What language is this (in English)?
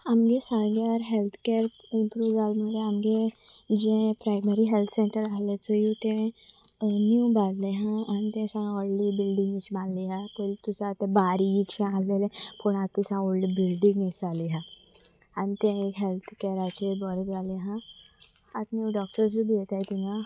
Konkani